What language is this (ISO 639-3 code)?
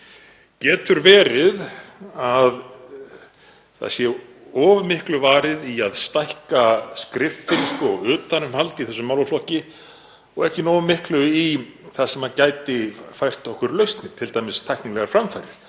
isl